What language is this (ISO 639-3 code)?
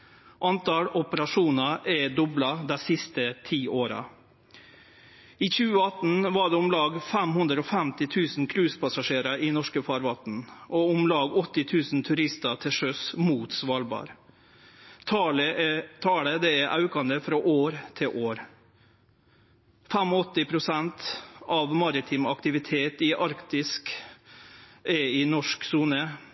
nno